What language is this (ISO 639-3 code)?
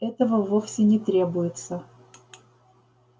rus